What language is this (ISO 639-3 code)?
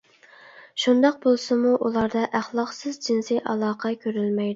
uig